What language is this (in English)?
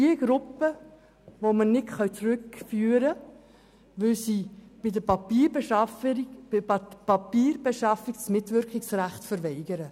Swiss German